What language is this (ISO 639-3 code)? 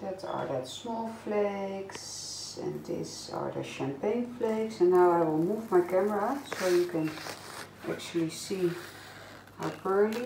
nld